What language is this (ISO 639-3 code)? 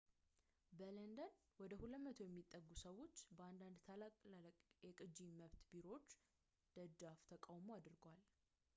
amh